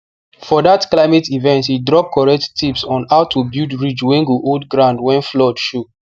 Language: Nigerian Pidgin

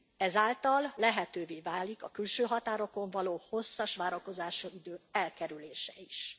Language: Hungarian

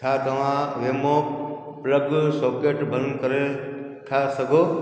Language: Sindhi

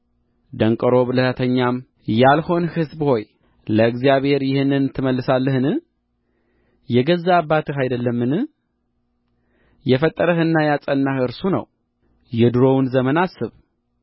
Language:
Amharic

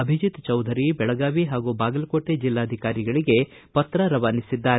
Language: Kannada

